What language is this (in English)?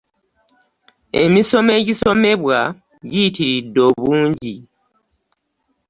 Ganda